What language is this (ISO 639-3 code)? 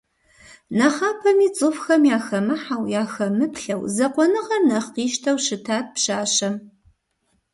kbd